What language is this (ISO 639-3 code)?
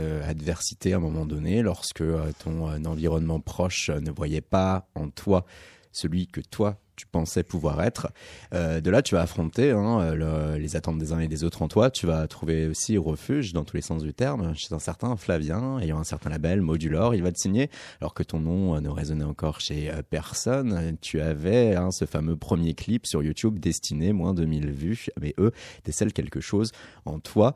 fra